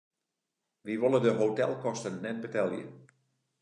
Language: Western Frisian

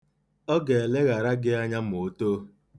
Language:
Igbo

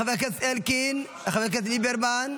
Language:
Hebrew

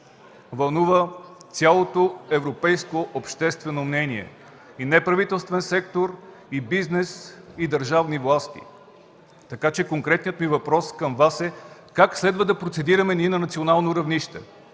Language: Bulgarian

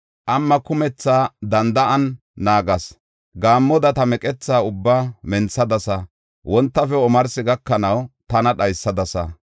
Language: Gofa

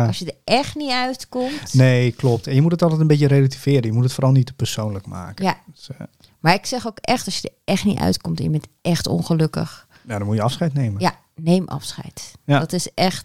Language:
Dutch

